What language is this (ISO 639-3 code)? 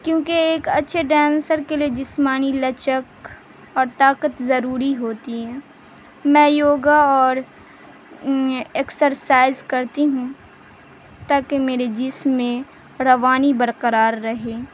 urd